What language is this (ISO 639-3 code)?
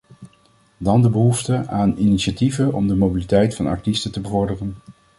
nld